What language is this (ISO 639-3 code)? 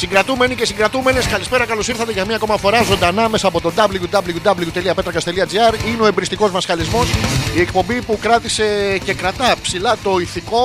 ell